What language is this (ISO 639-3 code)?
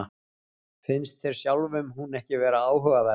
isl